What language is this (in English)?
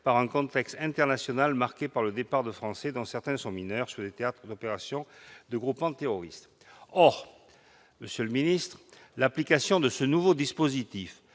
French